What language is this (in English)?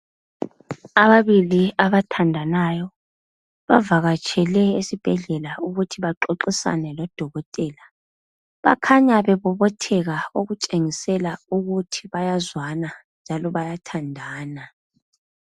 North Ndebele